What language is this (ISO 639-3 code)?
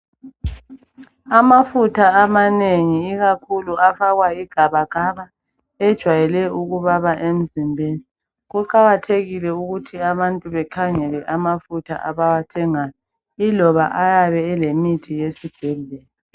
nde